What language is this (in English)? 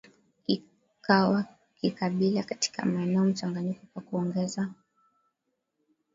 Swahili